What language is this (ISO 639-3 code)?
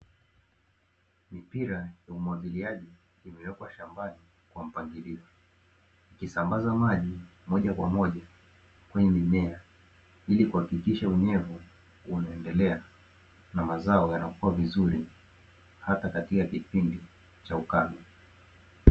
swa